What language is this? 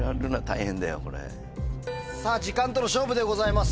Japanese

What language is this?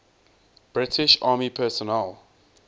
English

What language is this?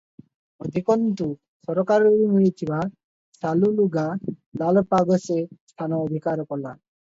Odia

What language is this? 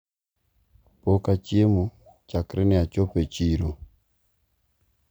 Luo (Kenya and Tanzania)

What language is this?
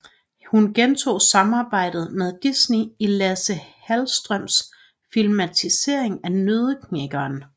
Danish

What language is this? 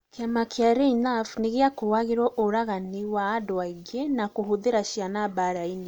Kikuyu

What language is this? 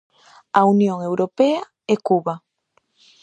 Galician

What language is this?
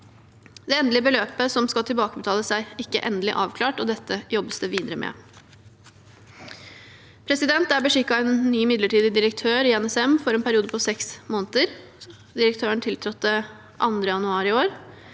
Norwegian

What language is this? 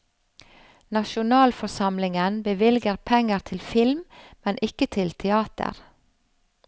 Norwegian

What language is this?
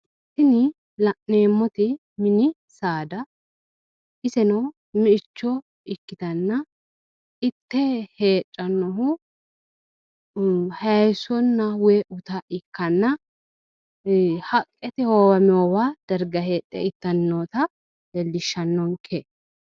Sidamo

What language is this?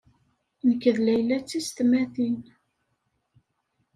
Kabyle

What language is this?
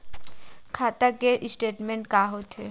Chhattisgarhi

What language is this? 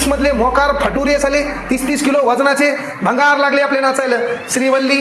Marathi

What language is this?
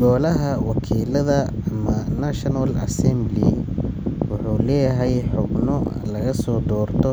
Somali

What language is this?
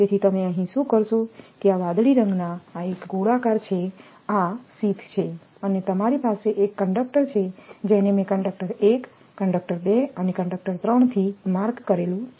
Gujarati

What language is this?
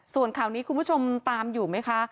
Thai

